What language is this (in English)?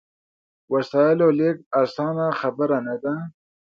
Pashto